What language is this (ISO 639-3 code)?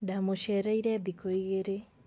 kik